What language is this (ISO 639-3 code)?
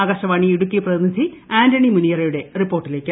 mal